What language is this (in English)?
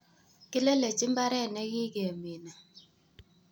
Kalenjin